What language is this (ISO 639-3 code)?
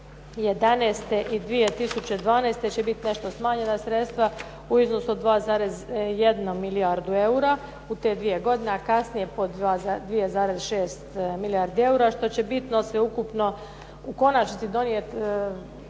hrv